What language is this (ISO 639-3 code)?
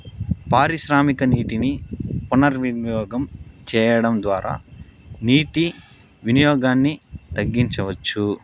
tel